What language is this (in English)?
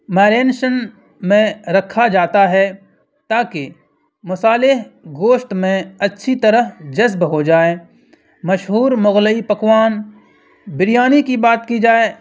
Urdu